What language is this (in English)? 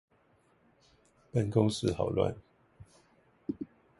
Chinese